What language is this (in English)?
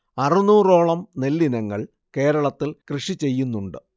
Malayalam